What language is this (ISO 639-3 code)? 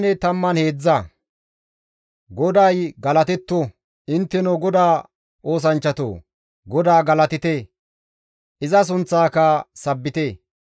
gmv